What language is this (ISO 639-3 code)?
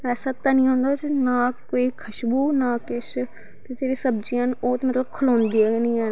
doi